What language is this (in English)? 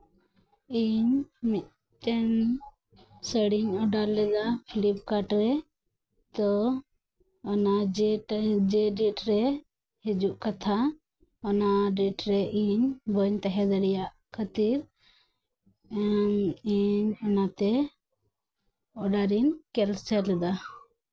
Santali